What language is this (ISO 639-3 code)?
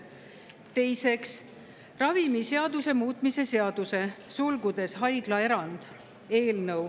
est